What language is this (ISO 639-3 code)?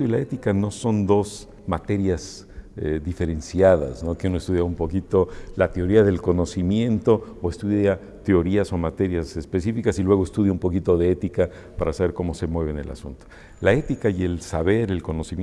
spa